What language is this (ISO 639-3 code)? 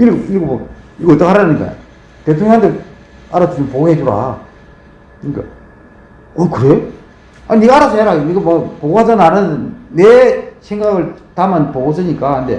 kor